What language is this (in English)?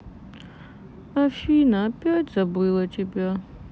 Russian